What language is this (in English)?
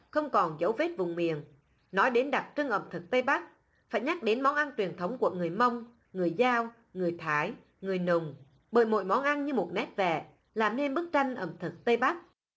Vietnamese